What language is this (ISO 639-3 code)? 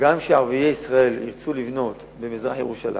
heb